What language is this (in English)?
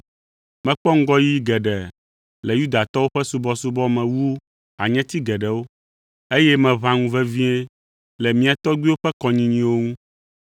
Ewe